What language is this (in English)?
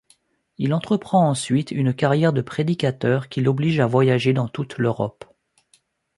French